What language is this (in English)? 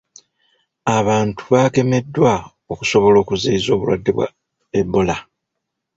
Ganda